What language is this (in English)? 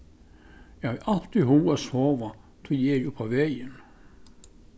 Faroese